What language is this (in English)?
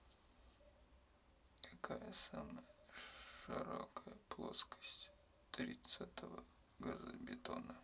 Russian